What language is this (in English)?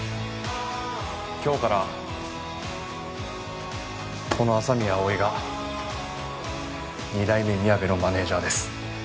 Japanese